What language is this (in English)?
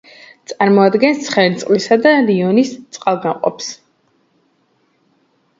Georgian